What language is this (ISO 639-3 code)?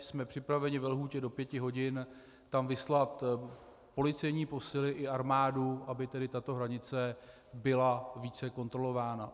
ces